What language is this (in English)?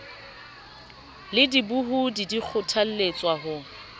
Southern Sotho